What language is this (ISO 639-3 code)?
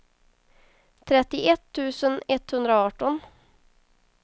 swe